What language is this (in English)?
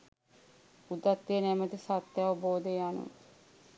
Sinhala